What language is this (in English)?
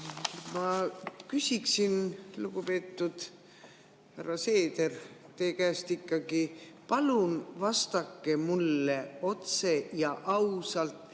Estonian